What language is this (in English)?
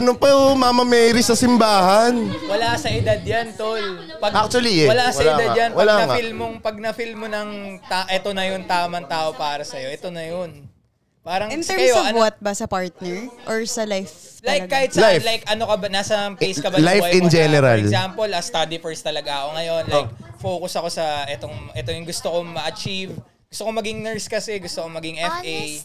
Filipino